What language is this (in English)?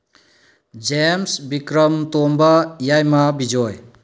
Manipuri